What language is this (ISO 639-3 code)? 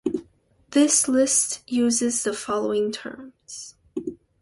eng